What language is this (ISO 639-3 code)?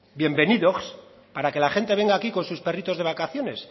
spa